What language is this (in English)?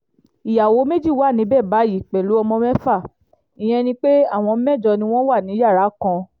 Yoruba